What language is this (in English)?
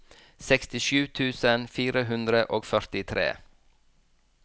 Norwegian